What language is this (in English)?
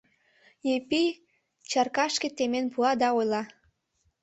Mari